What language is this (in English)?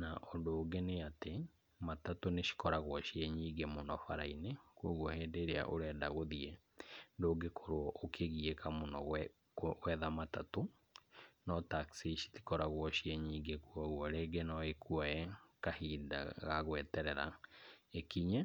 Kikuyu